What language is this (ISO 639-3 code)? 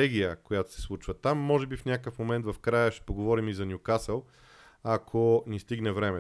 bul